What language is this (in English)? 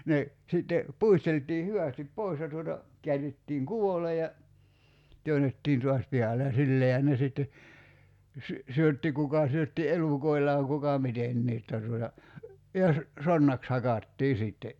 Finnish